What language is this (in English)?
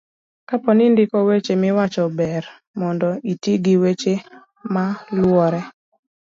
Luo (Kenya and Tanzania)